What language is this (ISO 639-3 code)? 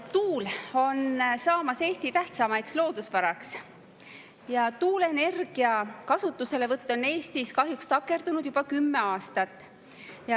est